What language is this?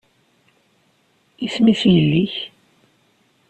Kabyle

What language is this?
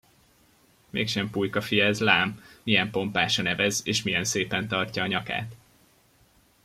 Hungarian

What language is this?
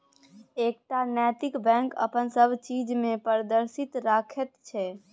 Maithili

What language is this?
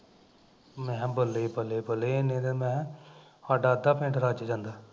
Punjabi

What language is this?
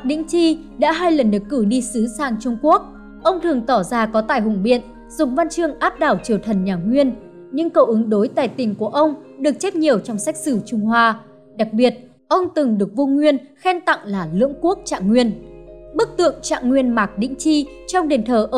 Vietnamese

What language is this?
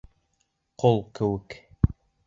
Bashkir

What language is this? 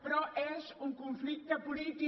Catalan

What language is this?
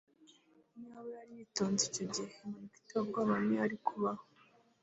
Kinyarwanda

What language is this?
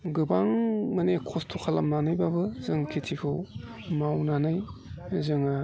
Bodo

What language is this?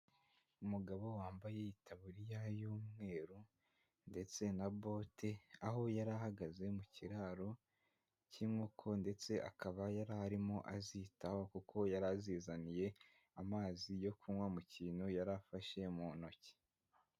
Kinyarwanda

